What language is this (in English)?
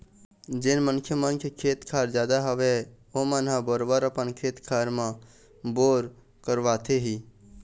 Chhattisgarhi